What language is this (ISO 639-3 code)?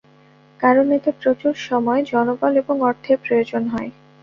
ben